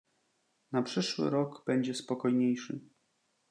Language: Polish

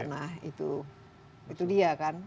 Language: Indonesian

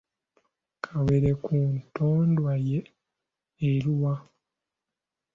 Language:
Ganda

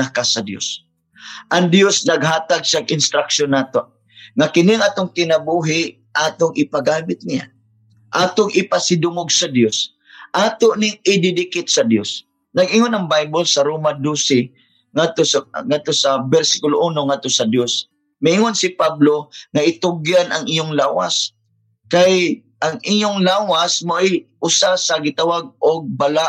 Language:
Filipino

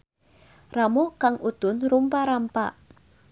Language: Sundanese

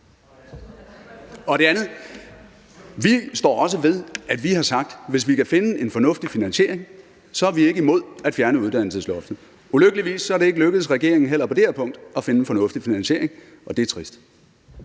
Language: Danish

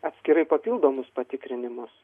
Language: Lithuanian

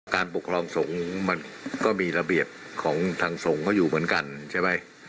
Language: Thai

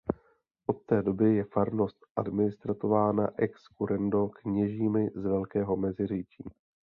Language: Czech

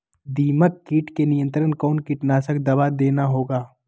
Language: Magahi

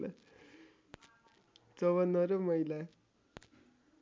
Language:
Nepali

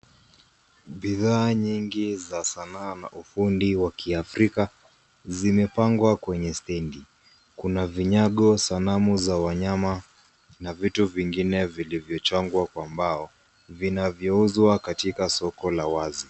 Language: Swahili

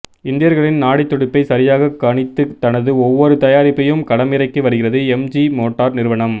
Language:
Tamil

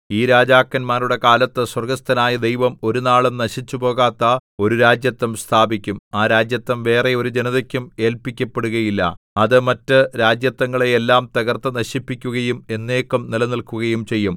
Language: Malayalam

